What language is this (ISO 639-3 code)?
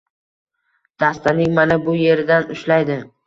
uzb